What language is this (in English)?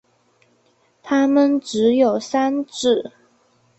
Chinese